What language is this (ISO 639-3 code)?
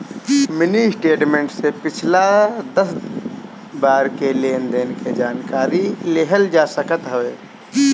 bho